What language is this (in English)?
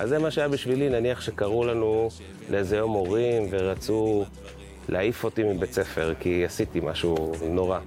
Hebrew